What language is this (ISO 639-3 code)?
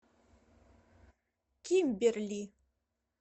rus